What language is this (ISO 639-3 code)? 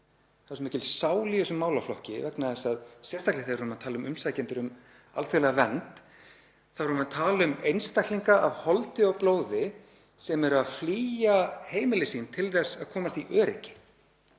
isl